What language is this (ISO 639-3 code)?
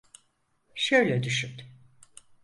tur